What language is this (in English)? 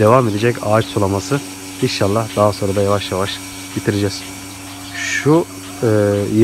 Turkish